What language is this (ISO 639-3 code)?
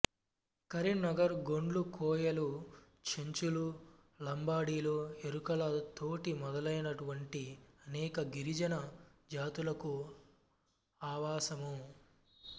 tel